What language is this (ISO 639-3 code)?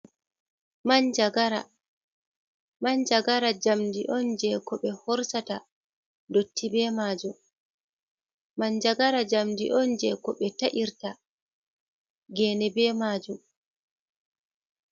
ful